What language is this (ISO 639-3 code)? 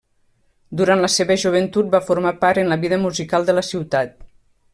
cat